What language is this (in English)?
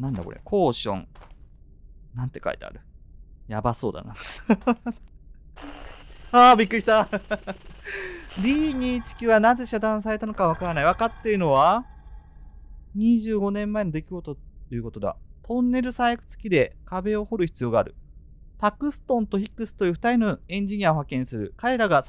Japanese